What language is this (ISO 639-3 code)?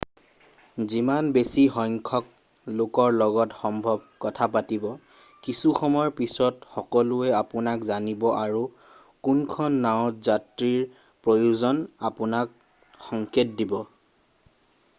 asm